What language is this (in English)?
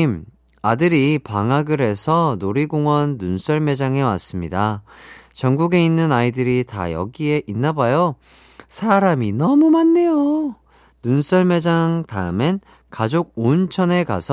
Korean